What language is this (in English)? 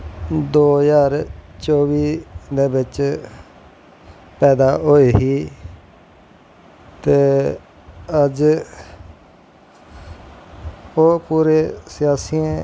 Dogri